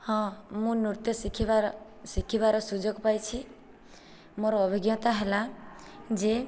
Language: Odia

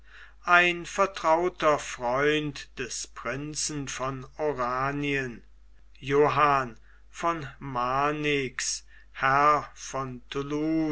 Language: German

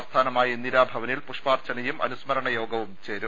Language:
Malayalam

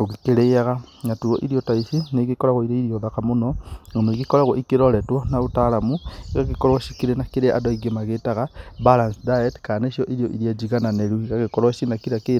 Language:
Kikuyu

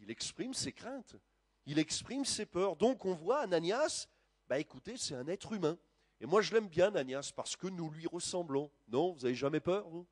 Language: French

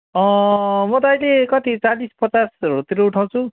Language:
Nepali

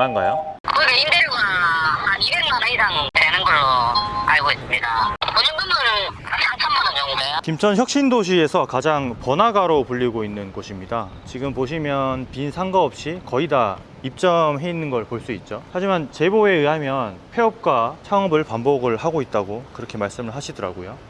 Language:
Korean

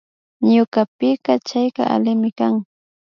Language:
Imbabura Highland Quichua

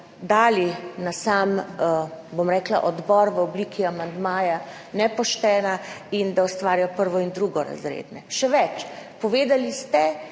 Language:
Slovenian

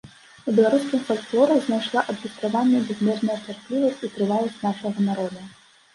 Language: Belarusian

